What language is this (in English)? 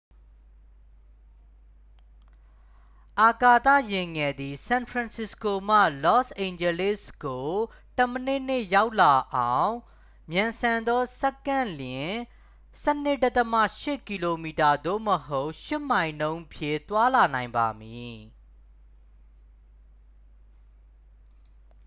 Burmese